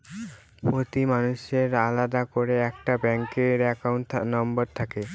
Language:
Bangla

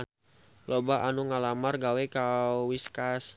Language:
Sundanese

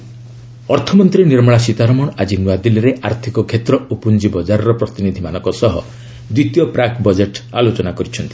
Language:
Odia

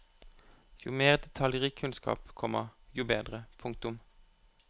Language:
Norwegian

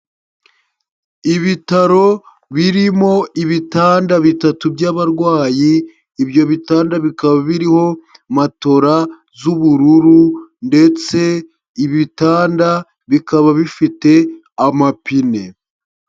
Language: Kinyarwanda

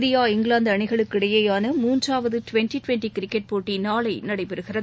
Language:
Tamil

